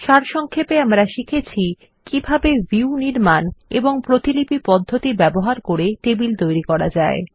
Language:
Bangla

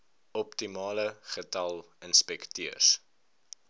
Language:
Afrikaans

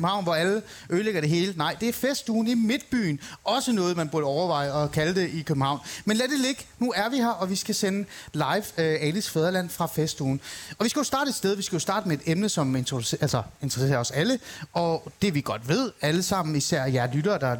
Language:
Danish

